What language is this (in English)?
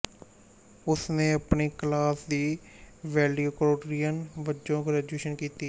Punjabi